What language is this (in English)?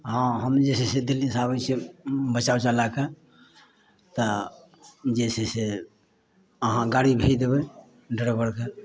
Maithili